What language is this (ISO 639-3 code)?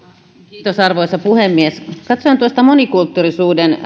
fin